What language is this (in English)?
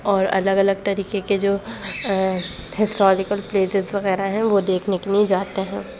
Urdu